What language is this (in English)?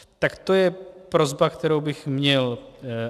Czech